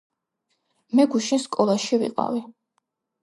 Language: Georgian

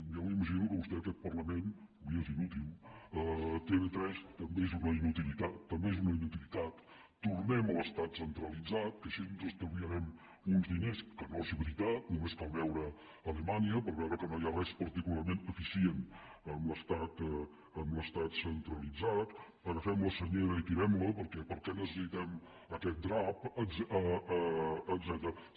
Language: Catalan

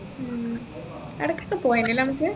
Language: Malayalam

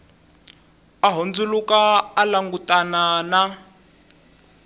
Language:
Tsonga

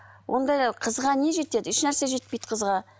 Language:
Kazakh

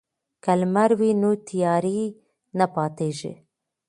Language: Pashto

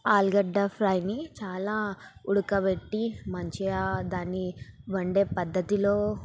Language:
Telugu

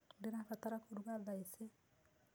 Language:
Kikuyu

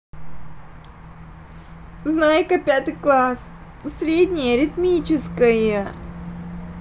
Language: Russian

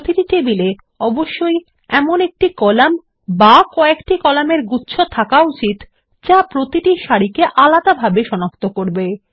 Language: Bangla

